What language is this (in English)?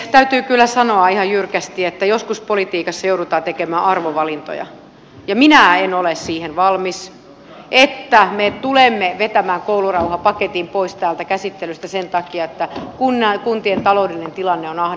Finnish